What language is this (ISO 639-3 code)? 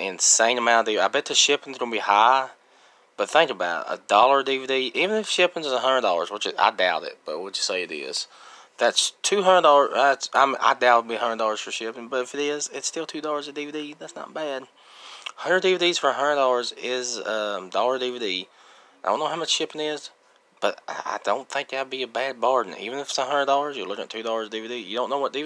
eng